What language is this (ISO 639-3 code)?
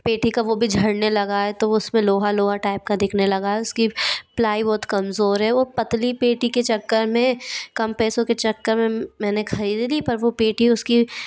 hin